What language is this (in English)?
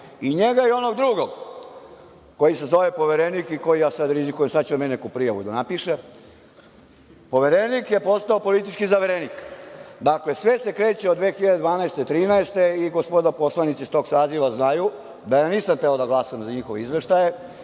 Serbian